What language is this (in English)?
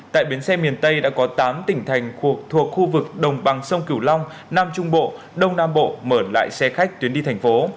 Vietnamese